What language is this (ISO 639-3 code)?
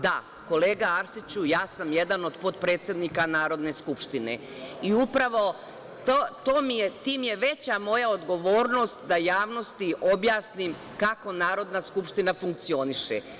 srp